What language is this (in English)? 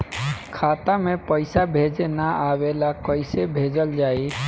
Bhojpuri